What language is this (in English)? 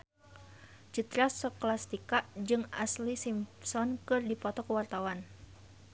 Sundanese